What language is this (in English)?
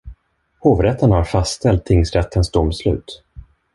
Swedish